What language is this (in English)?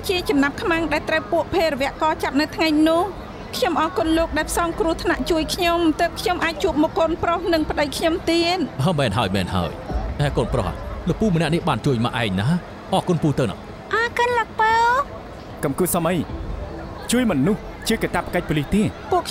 Thai